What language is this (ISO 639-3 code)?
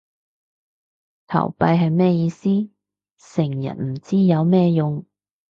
yue